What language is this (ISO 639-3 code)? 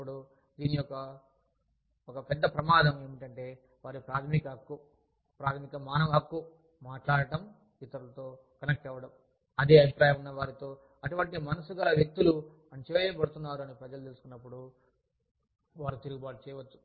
tel